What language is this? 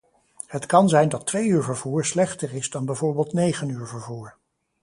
Dutch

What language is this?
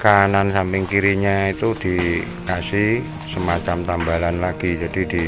Indonesian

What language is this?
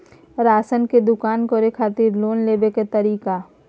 Maithili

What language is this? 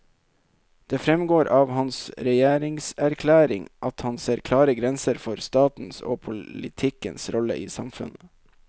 Norwegian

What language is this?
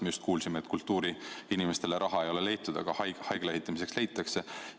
Estonian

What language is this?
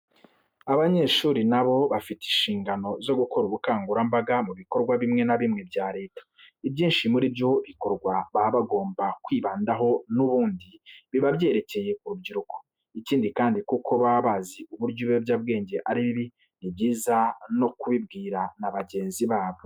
Kinyarwanda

